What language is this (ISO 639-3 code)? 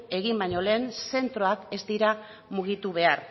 eus